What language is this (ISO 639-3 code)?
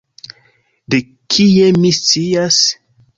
epo